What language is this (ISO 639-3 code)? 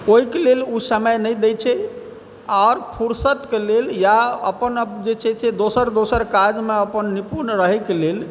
mai